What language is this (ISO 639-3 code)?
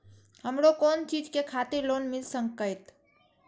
mai